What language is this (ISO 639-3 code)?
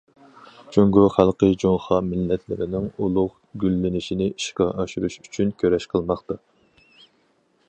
uig